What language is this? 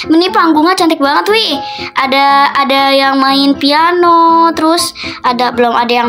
Indonesian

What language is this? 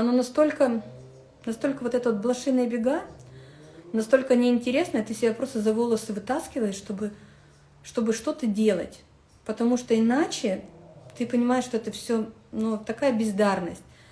Russian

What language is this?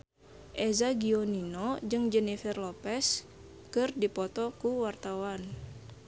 Sundanese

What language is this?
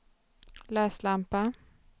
Swedish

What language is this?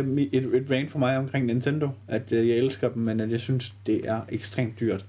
Danish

